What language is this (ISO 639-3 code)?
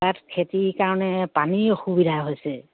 asm